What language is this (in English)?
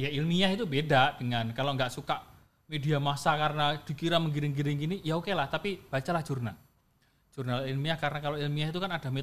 Indonesian